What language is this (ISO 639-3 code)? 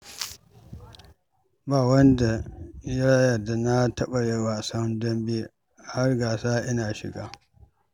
hau